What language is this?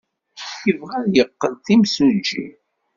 Kabyle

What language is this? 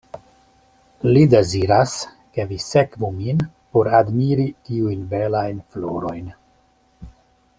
Esperanto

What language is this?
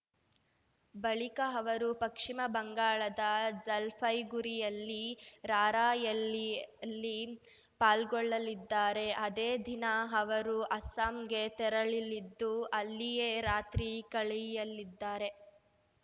Kannada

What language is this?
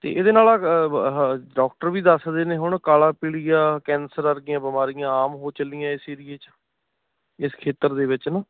Punjabi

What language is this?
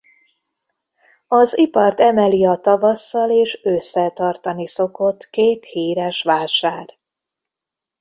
Hungarian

